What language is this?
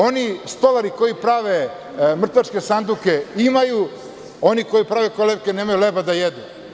Serbian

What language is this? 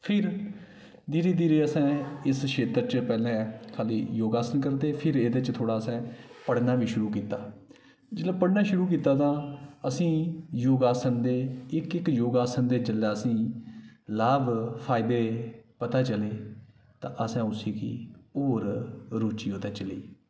Dogri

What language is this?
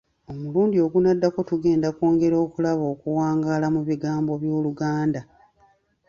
Ganda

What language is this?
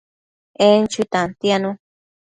Matsés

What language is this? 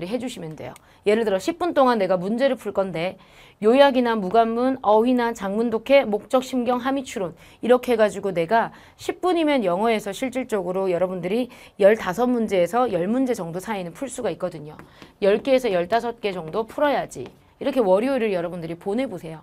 Korean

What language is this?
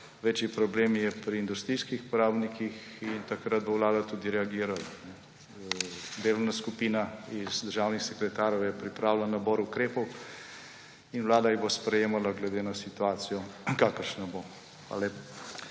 Slovenian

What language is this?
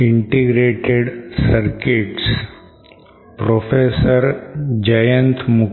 Marathi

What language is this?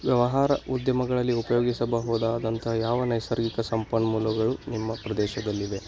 Kannada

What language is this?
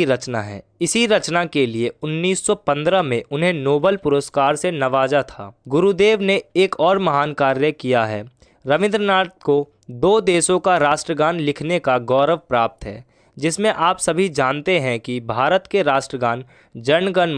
Hindi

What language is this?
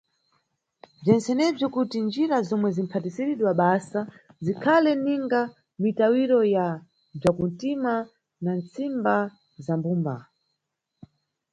Nyungwe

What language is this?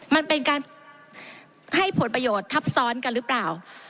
Thai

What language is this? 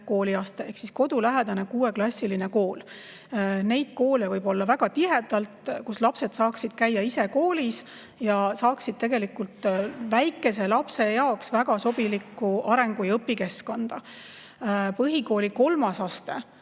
Estonian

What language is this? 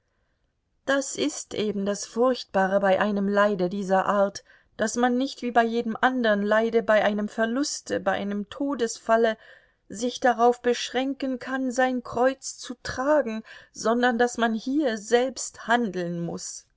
German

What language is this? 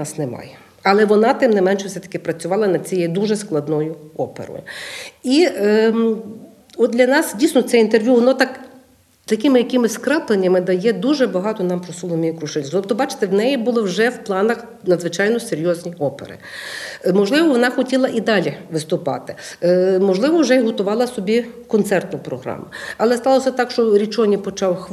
Ukrainian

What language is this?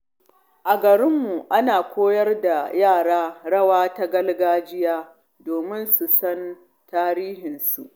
Hausa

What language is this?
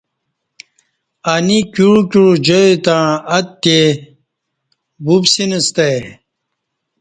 Kati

